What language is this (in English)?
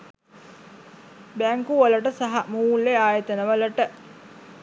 Sinhala